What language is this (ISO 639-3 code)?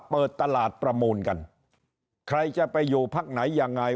tha